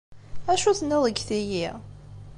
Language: Kabyle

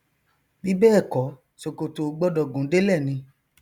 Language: Yoruba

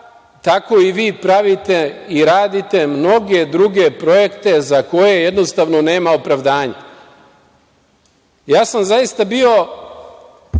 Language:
Serbian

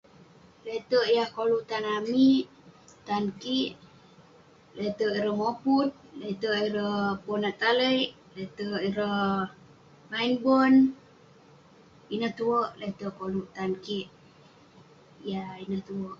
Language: Western Penan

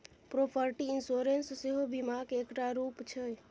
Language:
Maithili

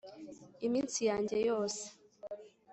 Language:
Kinyarwanda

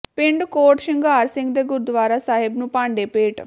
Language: Punjabi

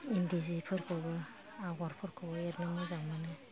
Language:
Bodo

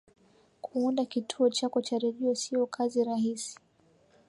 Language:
Swahili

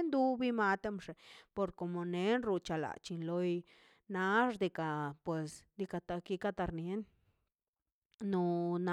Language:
Mazaltepec Zapotec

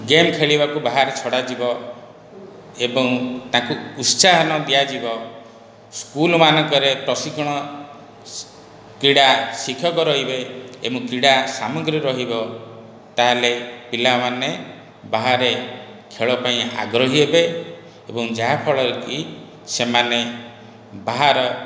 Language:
Odia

